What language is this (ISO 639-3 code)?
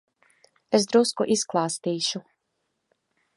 lav